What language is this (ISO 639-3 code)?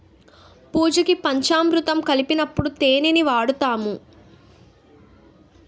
tel